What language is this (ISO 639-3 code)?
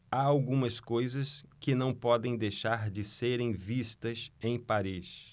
por